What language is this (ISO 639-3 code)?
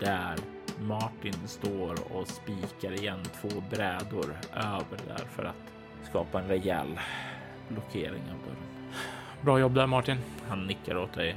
swe